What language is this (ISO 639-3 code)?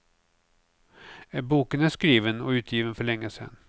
swe